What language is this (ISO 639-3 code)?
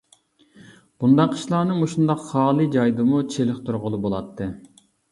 uig